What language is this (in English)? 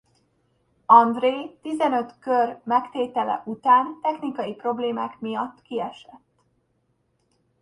Hungarian